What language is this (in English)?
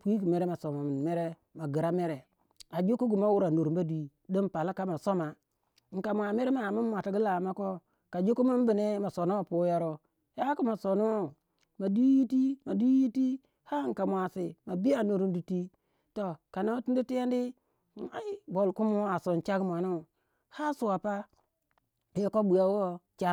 Waja